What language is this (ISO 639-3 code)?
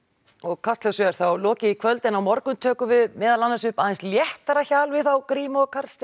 isl